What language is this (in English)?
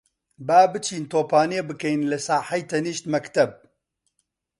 Central Kurdish